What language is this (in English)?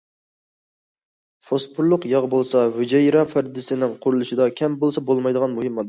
Uyghur